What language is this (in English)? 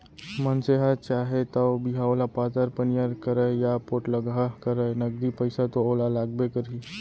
Chhattisgarhi